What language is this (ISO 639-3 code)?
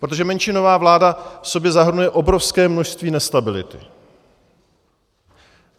ces